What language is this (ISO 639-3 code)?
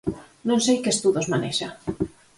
glg